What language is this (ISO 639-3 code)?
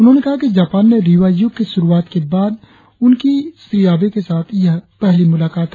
hin